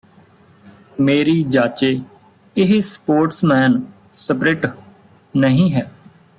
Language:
Punjabi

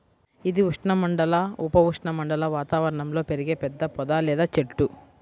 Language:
Telugu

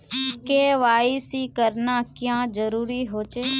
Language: Magahi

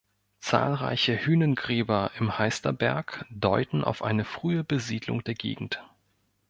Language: German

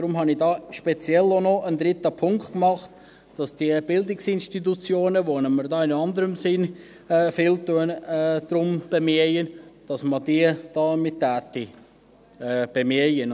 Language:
Swiss German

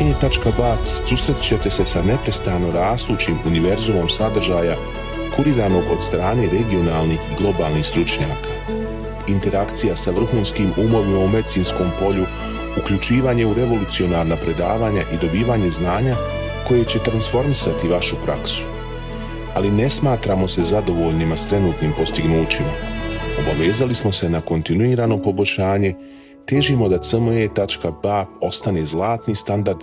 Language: Croatian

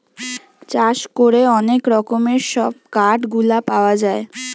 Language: Bangla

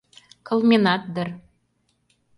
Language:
Mari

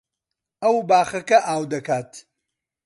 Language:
Central Kurdish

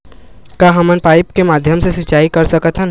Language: Chhattisgarhi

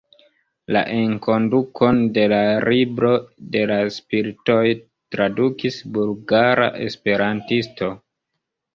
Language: Esperanto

